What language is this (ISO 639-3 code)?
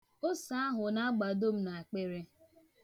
ibo